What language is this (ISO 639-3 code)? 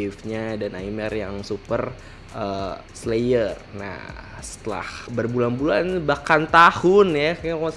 ind